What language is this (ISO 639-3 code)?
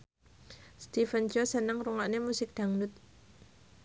jav